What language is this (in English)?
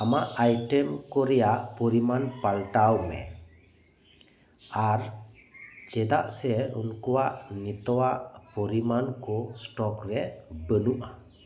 Santali